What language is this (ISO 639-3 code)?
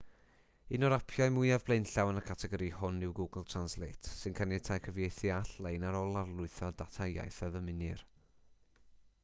cym